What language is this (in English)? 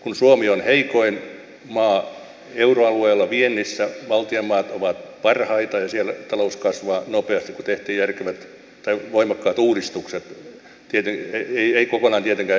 Finnish